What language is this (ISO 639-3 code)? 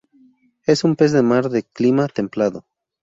spa